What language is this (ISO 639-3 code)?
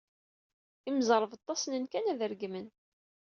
kab